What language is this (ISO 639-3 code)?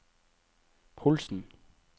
nor